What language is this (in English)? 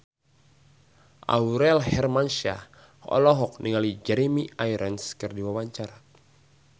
Sundanese